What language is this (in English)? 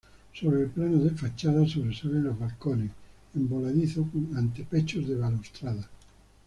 Spanish